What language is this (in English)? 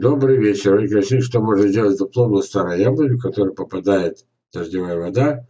Russian